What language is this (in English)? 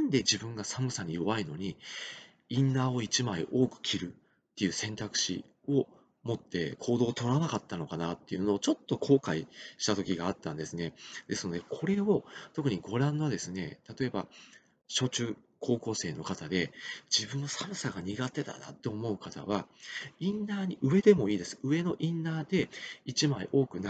Japanese